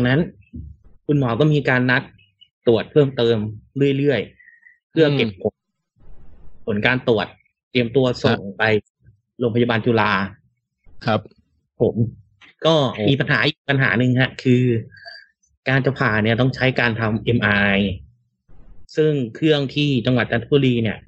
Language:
Thai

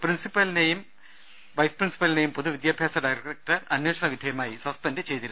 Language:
Malayalam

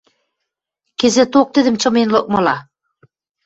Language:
Western Mari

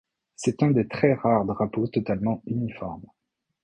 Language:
French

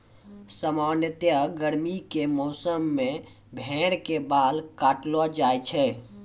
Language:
Maithili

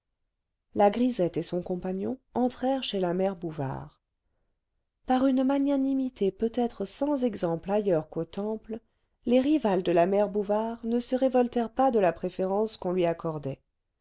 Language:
French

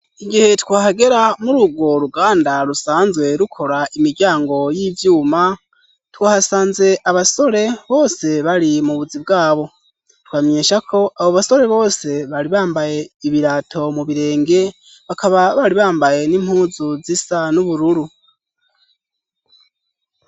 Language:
Rundi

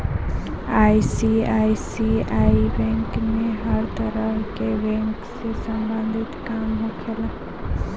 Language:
Bhojpuri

